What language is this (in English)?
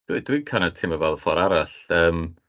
Welsh